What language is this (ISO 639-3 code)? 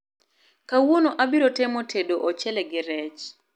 luo